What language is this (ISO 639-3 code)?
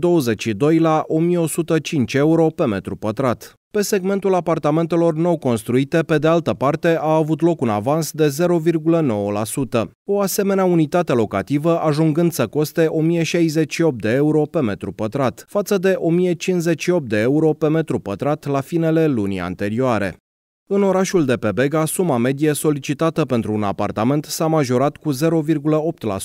ron